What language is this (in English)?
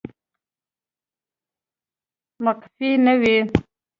Pashto